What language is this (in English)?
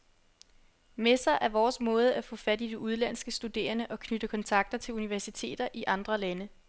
Danish